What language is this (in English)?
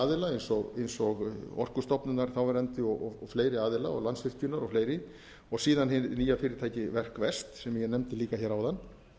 Icelandic